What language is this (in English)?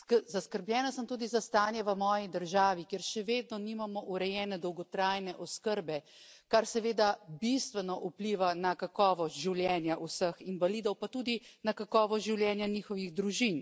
Slovenian